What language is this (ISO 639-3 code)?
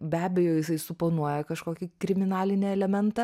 lit